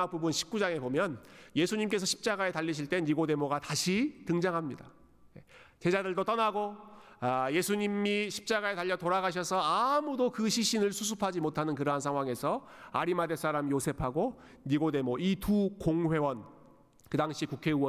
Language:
Korean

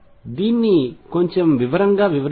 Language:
Telugu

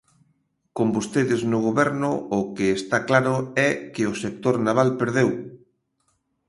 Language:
Galician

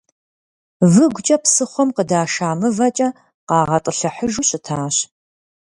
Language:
Kabardian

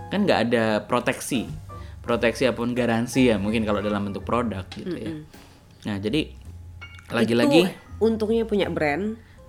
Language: Indonesian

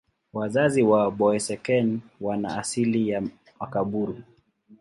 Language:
Swahili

